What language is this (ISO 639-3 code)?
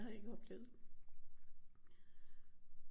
dan